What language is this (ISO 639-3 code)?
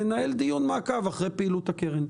heb